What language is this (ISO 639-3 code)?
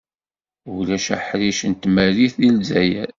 kab